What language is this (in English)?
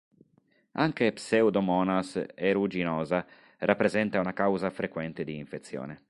Italian